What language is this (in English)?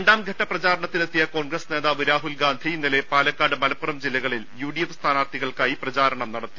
Malayalam